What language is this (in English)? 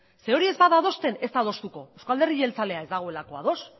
Basque